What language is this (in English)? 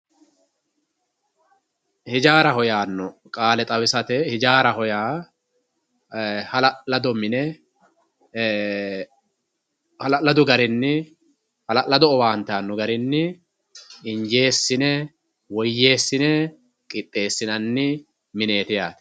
Sidamo